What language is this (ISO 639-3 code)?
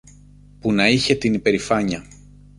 ell